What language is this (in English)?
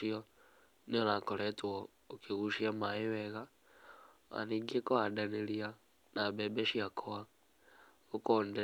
Kikuyu